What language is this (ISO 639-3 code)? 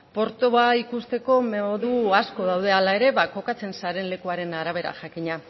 eus